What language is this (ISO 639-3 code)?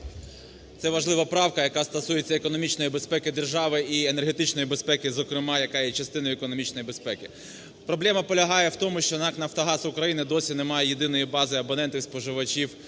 ukr